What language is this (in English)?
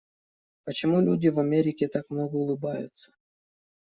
Russian